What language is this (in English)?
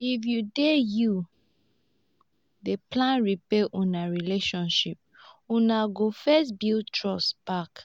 Nigerian Pidgin